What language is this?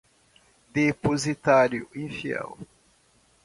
Portuguese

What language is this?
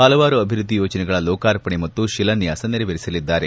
Kannada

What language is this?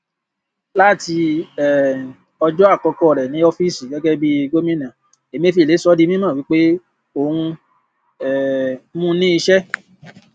Yoruba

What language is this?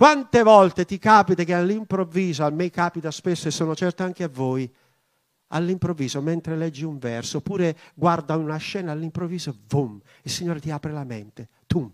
Italian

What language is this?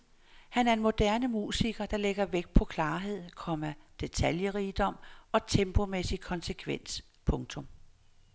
Danish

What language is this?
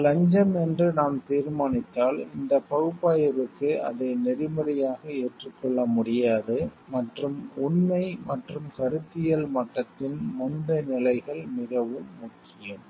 Tamil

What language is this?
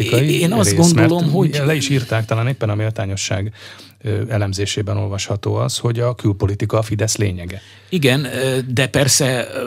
Hungarian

